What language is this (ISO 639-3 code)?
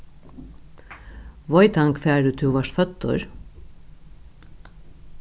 fao